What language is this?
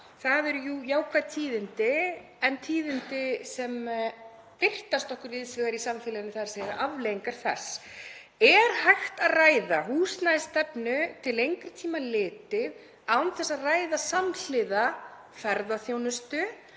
Icelandic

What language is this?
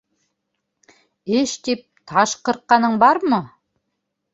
Bashkir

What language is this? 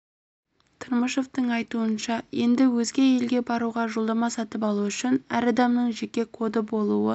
Kazakh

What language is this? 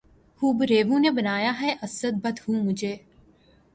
Urdu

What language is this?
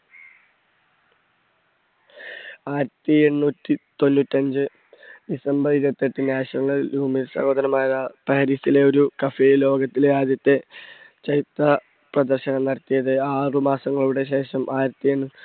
Malayalam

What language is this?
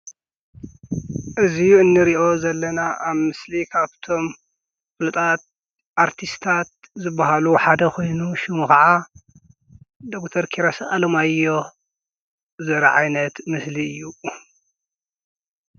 Tigrinya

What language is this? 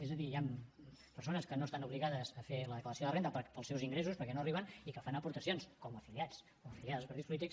Catalan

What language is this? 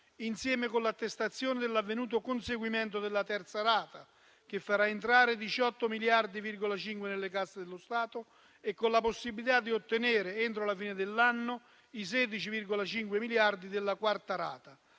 Italian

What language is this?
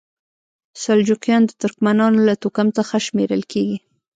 Pashto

